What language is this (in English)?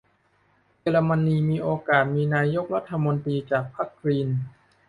Thai